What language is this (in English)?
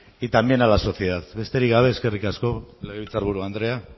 Basque